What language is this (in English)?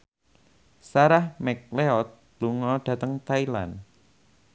Javanese